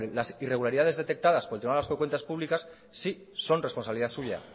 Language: Spanish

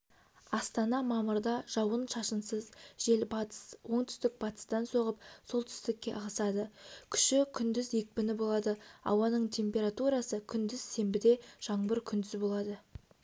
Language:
Kazakh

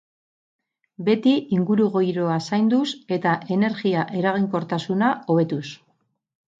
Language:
Basque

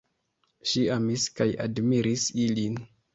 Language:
Esperanto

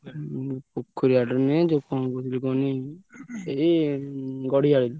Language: Odia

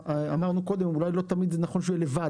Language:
Hebrew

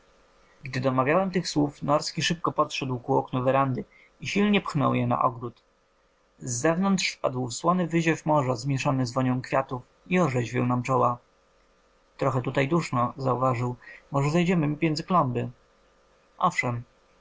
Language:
Polish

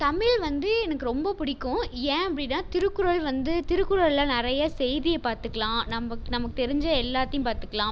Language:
Tamil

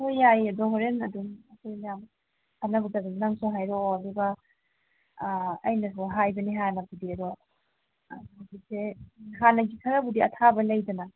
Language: Manipuri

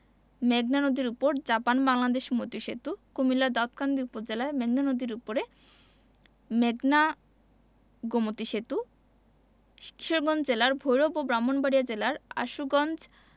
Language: Bangla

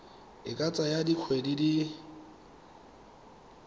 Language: Tswana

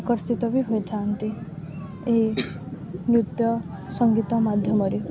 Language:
Odia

